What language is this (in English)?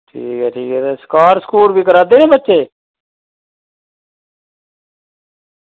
Dogri